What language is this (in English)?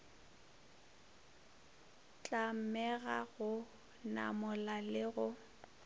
Northern Sotho